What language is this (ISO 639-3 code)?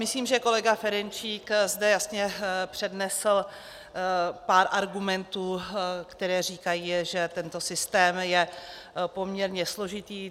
ces